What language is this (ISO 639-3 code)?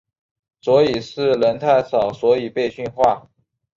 zho